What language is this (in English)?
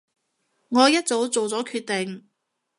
Cantonese